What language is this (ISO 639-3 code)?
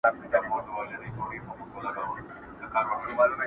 pus